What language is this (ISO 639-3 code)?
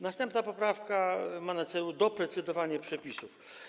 pol